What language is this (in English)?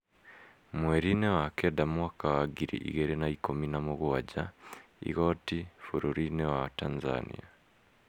Kikuyu